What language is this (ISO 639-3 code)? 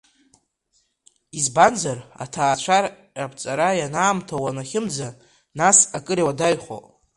abk